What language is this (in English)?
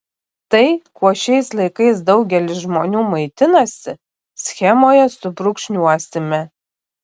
Lithuanian